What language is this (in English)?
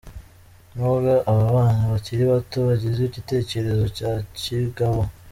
Kinyarwanda